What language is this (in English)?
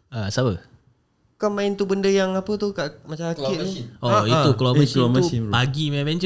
Malay